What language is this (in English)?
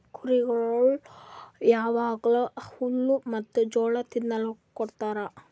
Kannada